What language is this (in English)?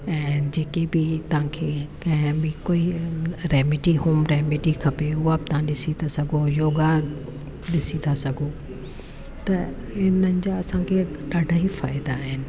Sindhi